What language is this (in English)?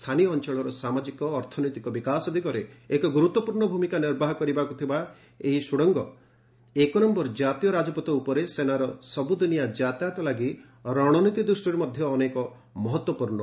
Odia